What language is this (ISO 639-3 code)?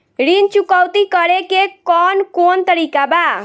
bho